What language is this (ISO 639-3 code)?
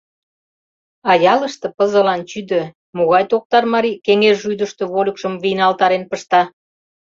chm